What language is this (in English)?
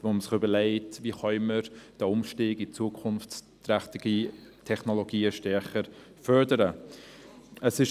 Swiss German